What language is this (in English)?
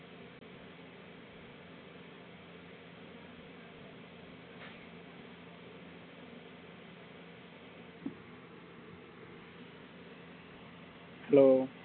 Tamil